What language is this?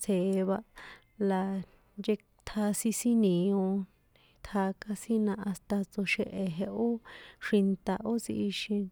San Juan Atzingo Popoloca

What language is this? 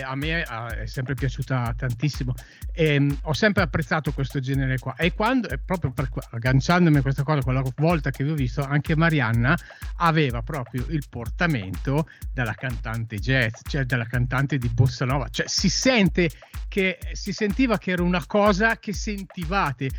Italian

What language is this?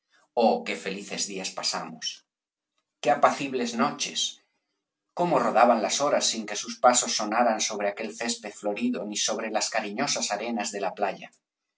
Spanish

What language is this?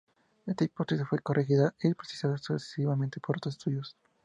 Spanish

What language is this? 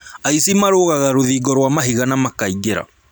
Kikuyu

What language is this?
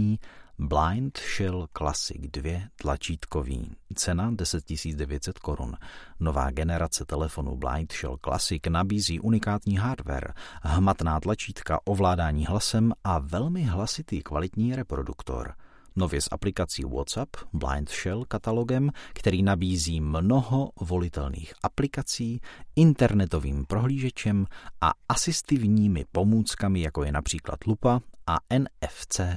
Czech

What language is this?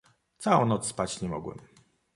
Polish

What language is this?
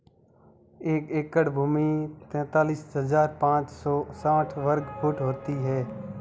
Hindi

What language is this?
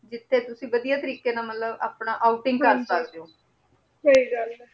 Punjabi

